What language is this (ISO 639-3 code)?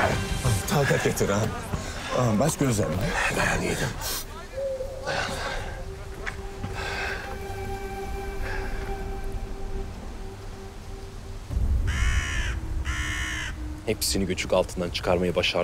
tur